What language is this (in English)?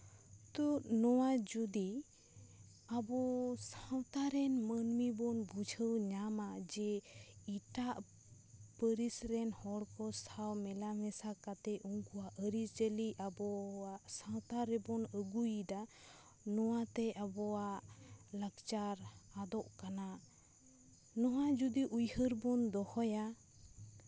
Santali